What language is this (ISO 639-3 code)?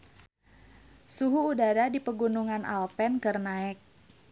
sun